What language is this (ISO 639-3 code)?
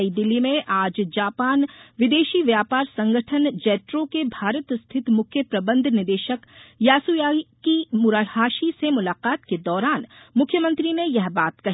hin